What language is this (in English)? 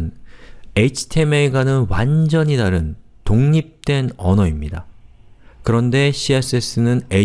Korean